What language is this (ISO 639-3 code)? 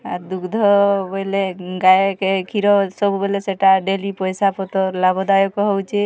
ori